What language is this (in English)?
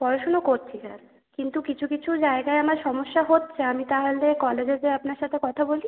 Bangla